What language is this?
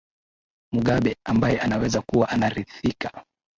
Swahili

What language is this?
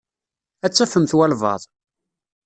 Kabyle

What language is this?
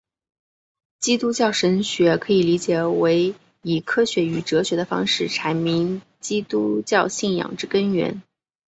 Chinese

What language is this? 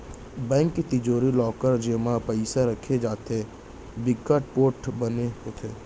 Chhattisgarhi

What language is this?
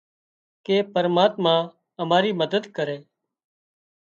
Wadiyara Koli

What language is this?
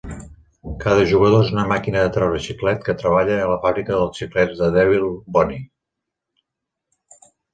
Catalan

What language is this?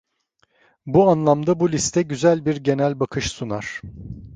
Turkish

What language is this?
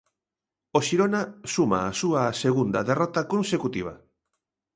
Galician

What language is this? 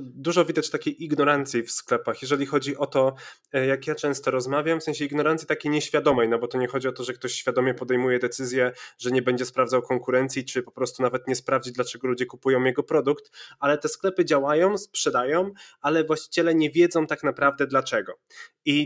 Polish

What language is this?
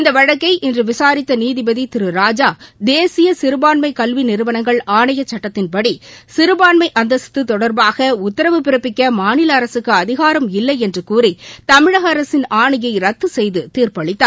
Tamil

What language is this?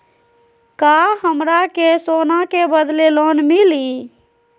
Magahi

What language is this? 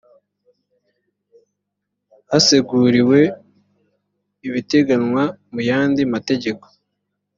Kinyarwanda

